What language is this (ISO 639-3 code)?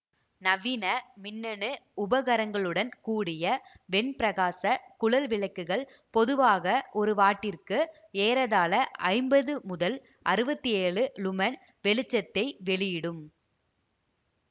tam